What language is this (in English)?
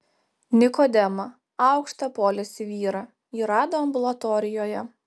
Lithuanian